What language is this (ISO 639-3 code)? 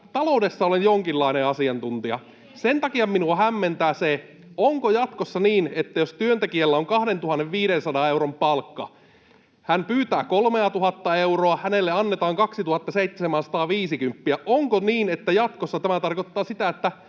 fin